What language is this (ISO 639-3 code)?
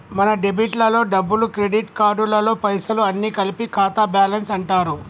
tel